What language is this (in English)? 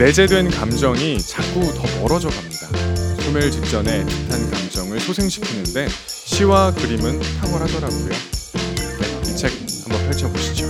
Korean